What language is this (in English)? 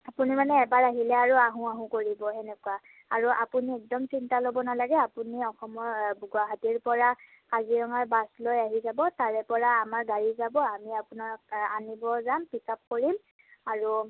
Assamese